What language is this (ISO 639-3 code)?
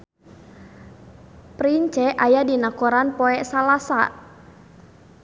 sun